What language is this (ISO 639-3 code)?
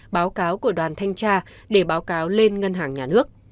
vie